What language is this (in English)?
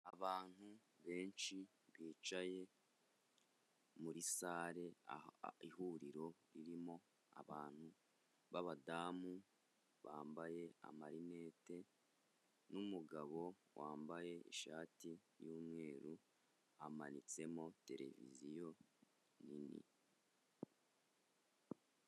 Kinyarwanda